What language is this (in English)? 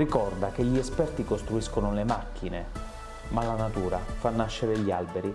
Italian